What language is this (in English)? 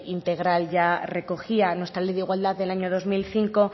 Spanish